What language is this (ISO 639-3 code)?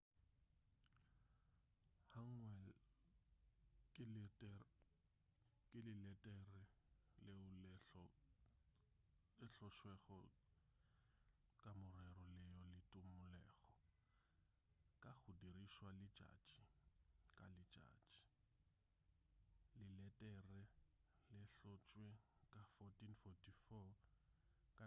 nso